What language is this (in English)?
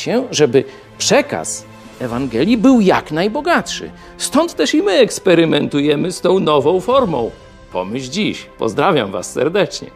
Polish